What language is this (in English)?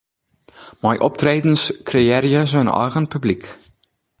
Western Frisian